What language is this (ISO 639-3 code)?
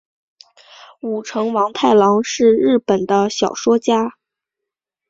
zho